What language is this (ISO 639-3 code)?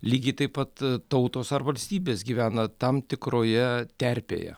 lit